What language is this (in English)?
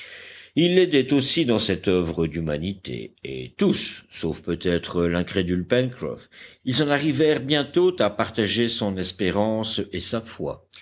French